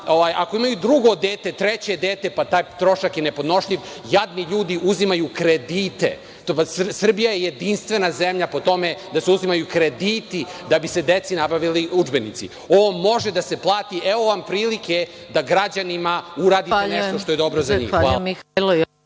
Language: Serbian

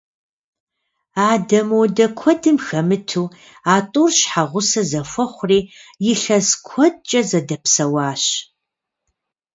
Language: Kabardian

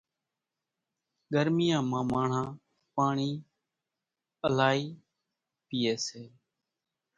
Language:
Kachi Koli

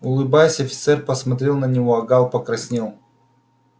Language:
Russian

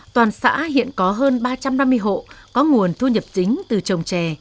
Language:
Vietnamese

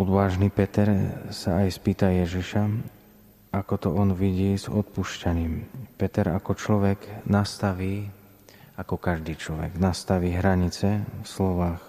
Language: Slovak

